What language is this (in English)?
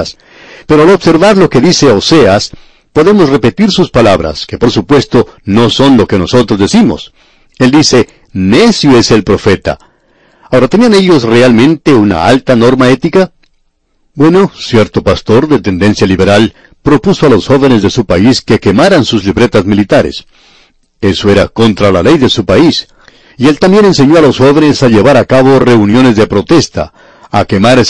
Spanish